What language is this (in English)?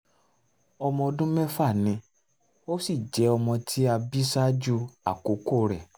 Yoruba